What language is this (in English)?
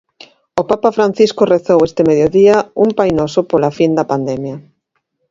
Galician